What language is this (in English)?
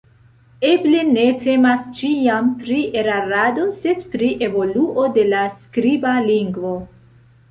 Esperanto